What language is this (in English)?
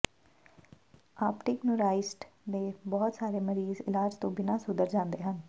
Punjabi